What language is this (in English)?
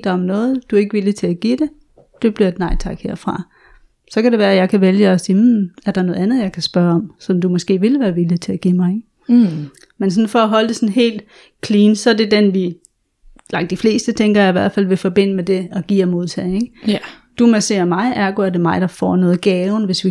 Danish